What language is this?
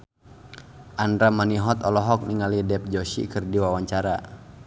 Sundanese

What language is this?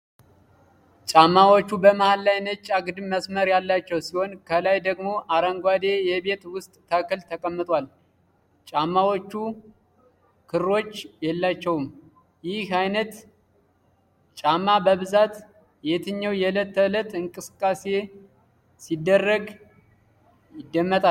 Amharic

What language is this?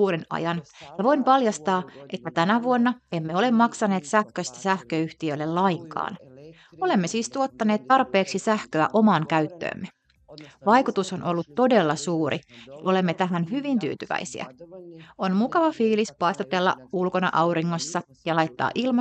Finnish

